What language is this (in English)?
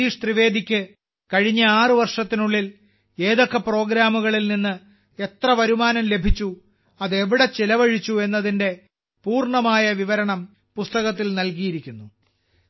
Malayalam